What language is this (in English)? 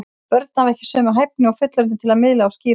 Icelandic